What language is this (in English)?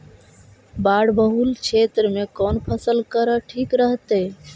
Magahi